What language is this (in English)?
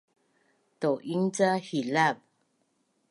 Bunun